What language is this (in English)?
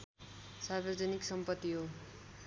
Nepali